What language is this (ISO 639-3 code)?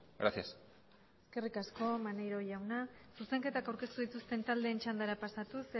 eus